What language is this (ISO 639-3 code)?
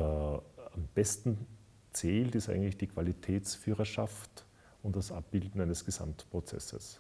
deu